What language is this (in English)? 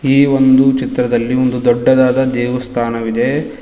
Kannada